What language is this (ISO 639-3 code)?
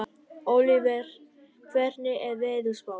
isl